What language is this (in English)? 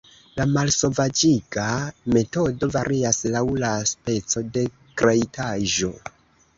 Esperanto